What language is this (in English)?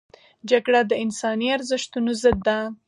Pashto